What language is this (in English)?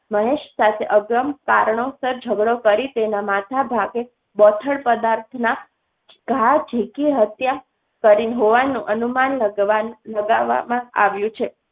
Gujarati